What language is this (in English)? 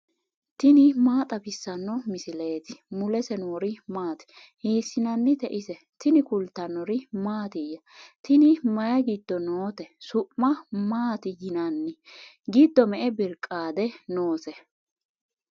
Sidamo